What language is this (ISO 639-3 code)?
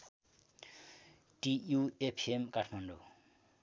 nep